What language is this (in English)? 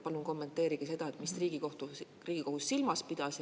Estonian